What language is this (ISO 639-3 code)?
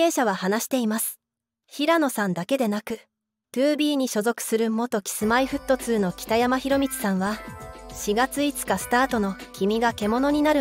jpn